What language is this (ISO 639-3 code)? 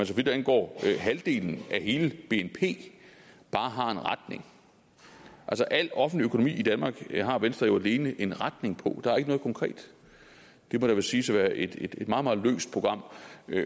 dan